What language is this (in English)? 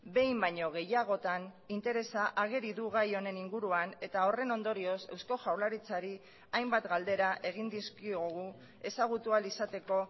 Basque